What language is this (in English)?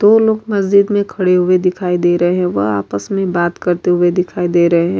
Urdu